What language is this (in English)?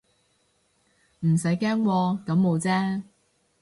Cantonese